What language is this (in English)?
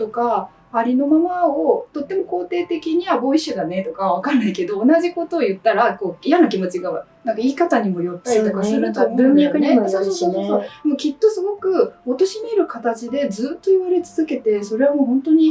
Japanese